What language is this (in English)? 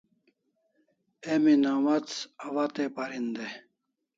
Kalasha